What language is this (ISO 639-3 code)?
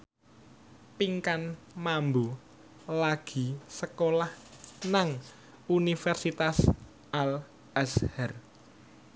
jav